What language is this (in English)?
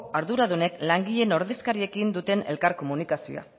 Basque